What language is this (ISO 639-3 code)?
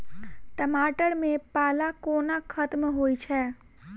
mai